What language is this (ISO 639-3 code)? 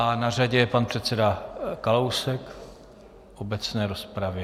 ces